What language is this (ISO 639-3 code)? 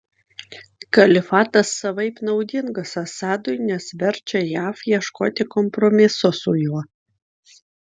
lit